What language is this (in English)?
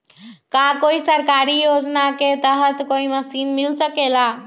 Magahi